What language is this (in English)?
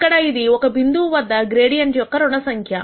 Telugu